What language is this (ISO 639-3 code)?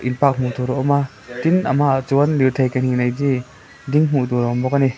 lus